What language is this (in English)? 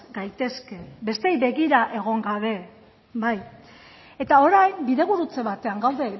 Basque